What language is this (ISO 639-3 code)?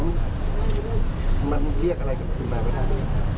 tha